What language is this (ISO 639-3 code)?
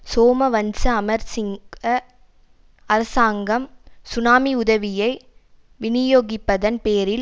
tam